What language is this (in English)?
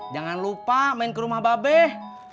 Indonesian